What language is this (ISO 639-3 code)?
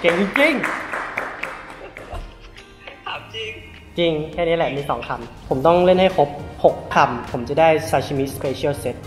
tha